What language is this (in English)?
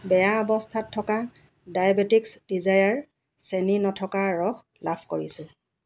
Assamese